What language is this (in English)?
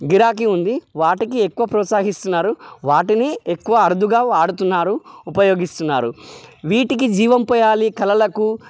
Telugu